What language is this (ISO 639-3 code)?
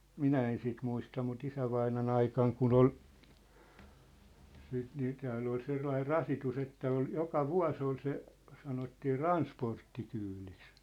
fin